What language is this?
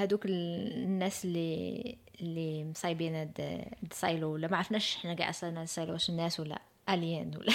Arabic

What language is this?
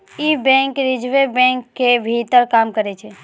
Maithili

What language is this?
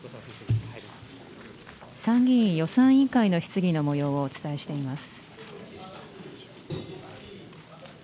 Japanese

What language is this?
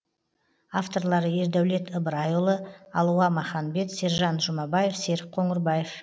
Kazakh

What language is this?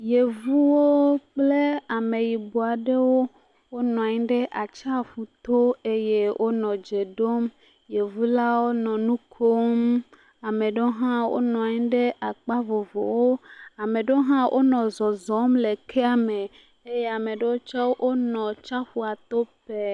Ewe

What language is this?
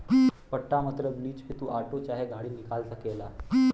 Bhojpuri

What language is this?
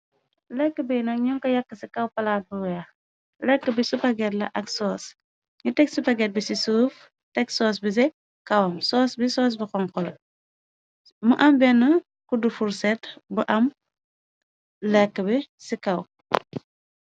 Wolof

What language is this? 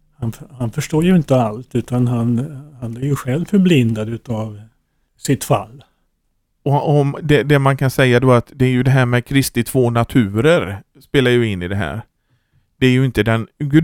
Swedish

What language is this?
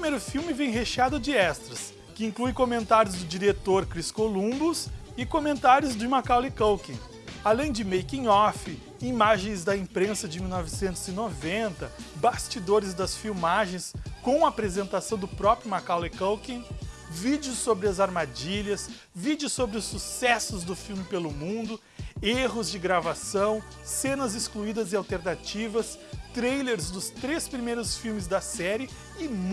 Portuguese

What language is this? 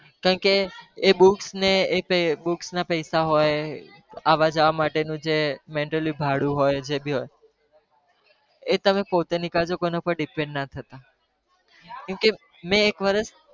Gujarati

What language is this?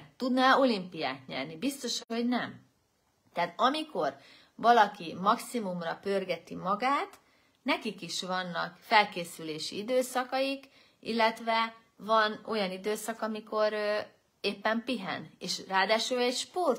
Hungarian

